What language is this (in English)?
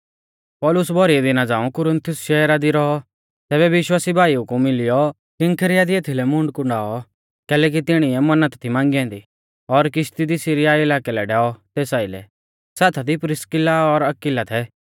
Mahasu Pahari